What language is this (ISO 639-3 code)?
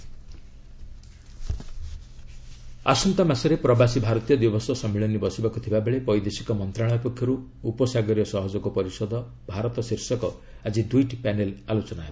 ori